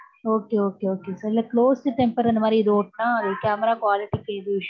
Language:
Tamil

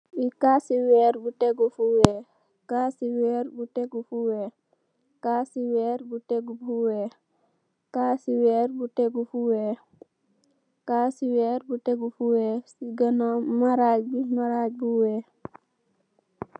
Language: Wolof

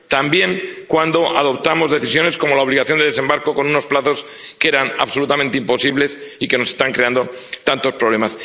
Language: Spanish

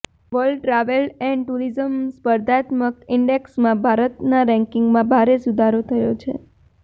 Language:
Gujarati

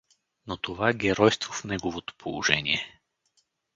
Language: Bulgarian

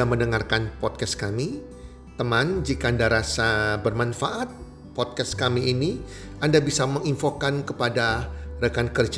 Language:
Indonesian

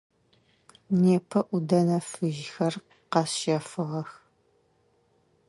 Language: Adyghe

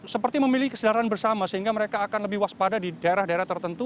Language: Indonesian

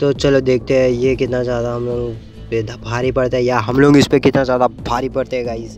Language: Hindi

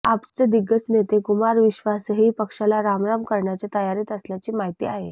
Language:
Marathi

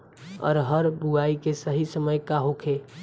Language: Bhojpuri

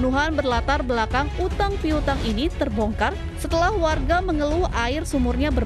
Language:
Indonesian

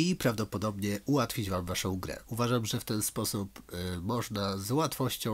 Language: Polish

